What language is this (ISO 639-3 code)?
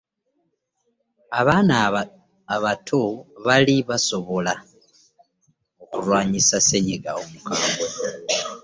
lug